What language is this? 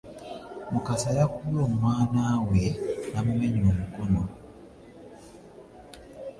Ganda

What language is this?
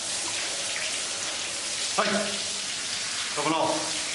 Welsh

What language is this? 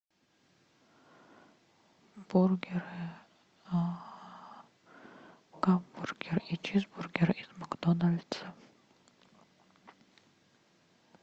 Russian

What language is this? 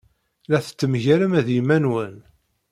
Kabyle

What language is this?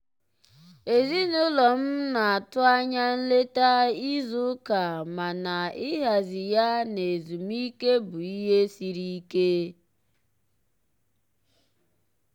Igbo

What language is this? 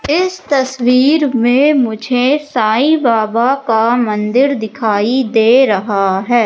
Hindi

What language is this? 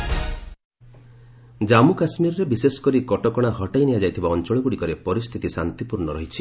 Odia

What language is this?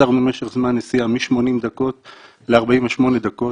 Hebrew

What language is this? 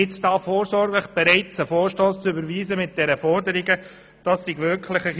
Swiss German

